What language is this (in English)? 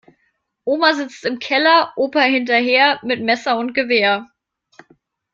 German